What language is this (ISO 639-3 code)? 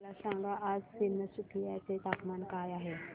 mar